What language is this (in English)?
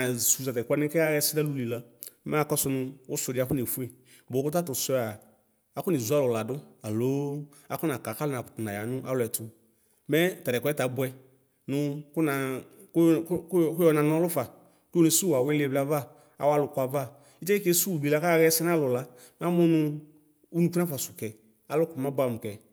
Ikposo